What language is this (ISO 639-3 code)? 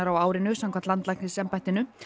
isl